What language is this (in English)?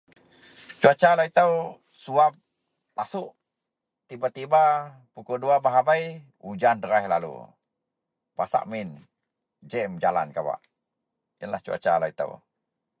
Central Melanau